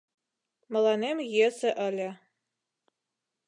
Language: Mari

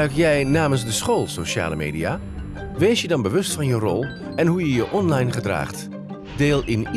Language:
Dutch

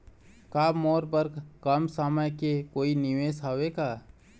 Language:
Chhattisgarhi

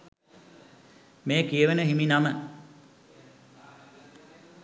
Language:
Sinhala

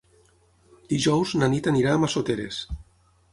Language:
Catalan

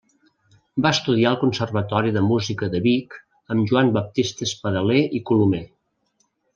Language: Catalan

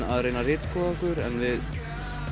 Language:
Icelandic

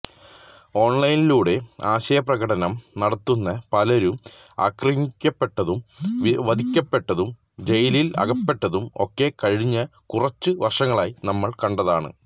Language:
Malayalam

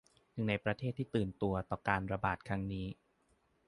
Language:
Thai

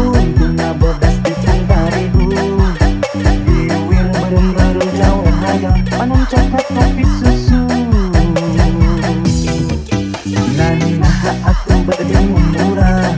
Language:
Indonesian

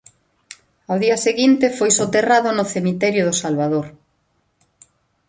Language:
Galician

